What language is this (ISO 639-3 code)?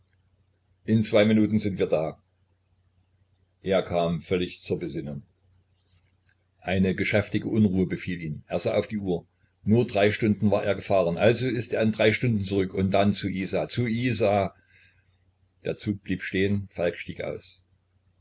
deu